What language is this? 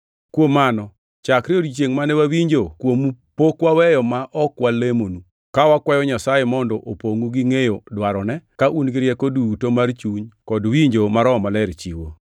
Luo (Kenya and Tanzania)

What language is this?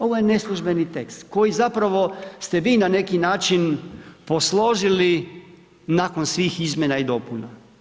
Croatian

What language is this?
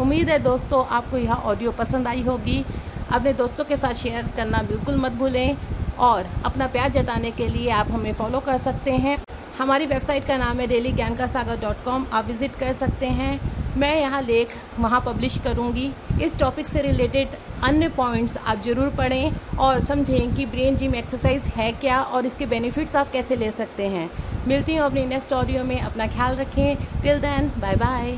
Hindi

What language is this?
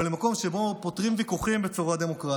Hebrew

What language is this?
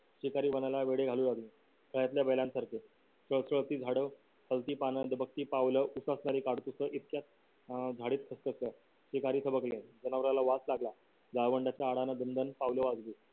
Marathi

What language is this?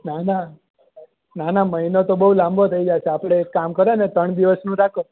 Gujarati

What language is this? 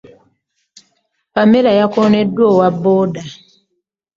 Ganda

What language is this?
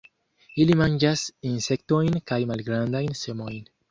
Esperanto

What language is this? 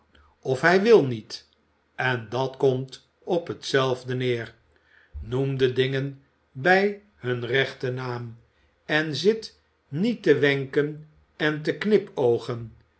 Dutch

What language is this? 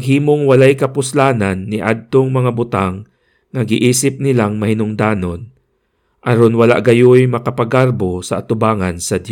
Filipino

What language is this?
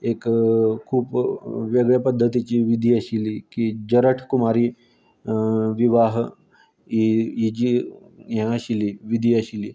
Konkani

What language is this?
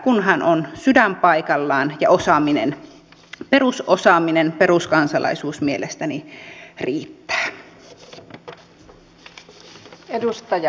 Finnish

